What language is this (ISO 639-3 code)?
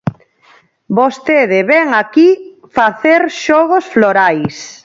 glg